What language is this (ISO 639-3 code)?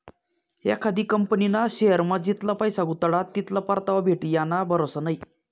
mar